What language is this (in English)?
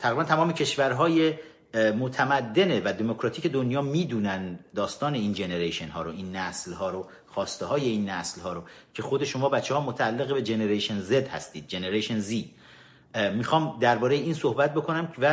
Persian